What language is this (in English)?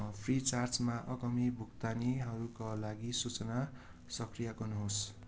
Nepali